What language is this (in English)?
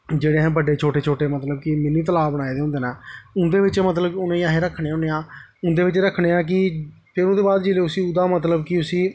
Dogri